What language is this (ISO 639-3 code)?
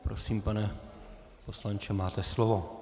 ces